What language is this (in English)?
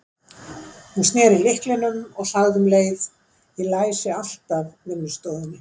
Icelandic